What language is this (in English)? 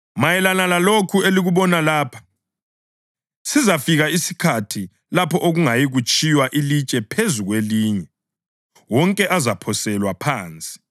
North Ndebele